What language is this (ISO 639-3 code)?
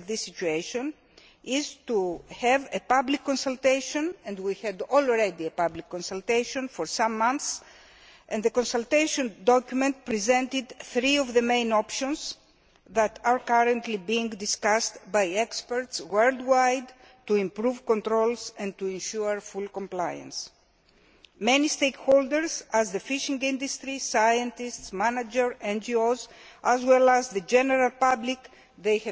eng